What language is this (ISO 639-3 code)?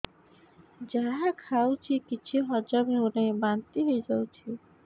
ori